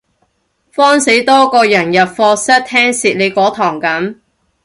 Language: Cantonese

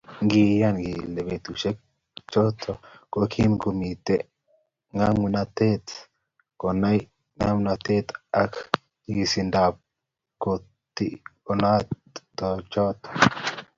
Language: Kalenjin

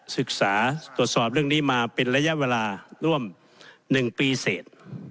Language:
Thai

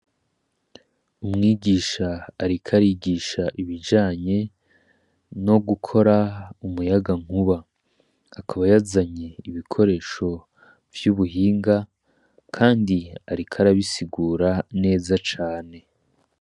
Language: Rundi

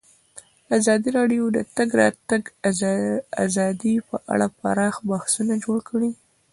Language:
Pashto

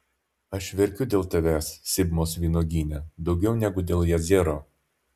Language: Lithuanian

